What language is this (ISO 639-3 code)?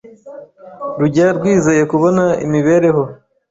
kin